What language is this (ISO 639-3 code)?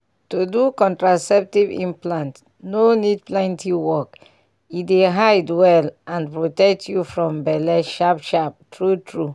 pcm